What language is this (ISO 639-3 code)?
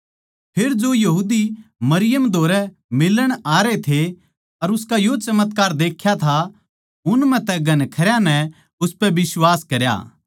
bgc